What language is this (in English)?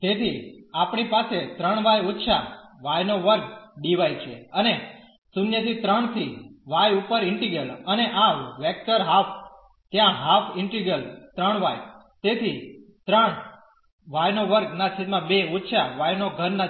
Gujarati